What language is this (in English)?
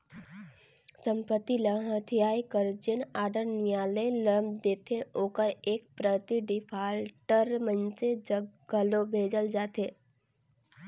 Chhattisgarhi